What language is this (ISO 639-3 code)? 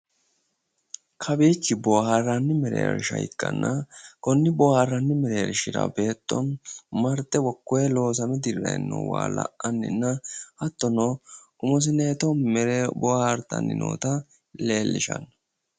sid